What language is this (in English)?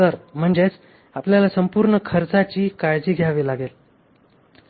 Marathi